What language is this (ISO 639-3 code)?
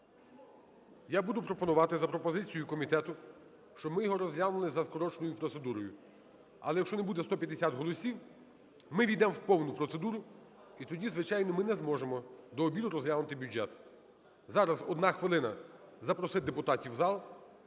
ukr